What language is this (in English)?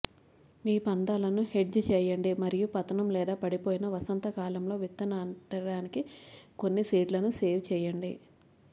Telugu